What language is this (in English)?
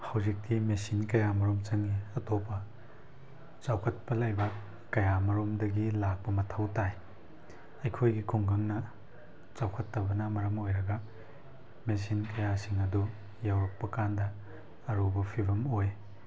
Manipuri